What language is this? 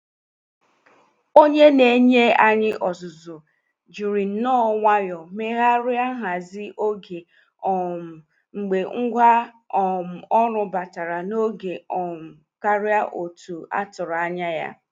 Igbo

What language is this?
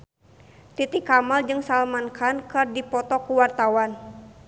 Sundanese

